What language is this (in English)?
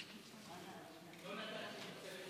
Hebrew